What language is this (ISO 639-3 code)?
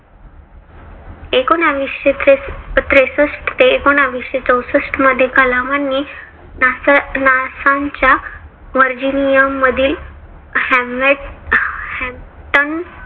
mar